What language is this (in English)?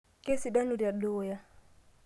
Masai